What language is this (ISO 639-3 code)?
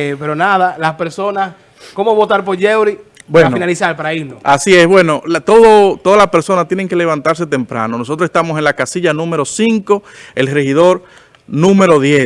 spa